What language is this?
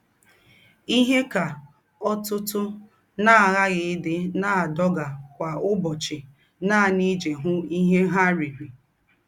Igbo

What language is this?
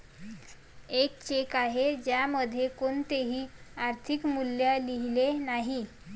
Marathi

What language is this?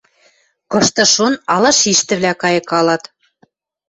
Western Mari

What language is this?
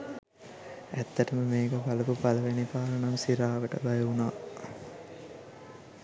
Sinhala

